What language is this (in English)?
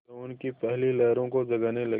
Hindi